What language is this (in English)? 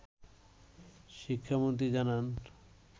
Bangla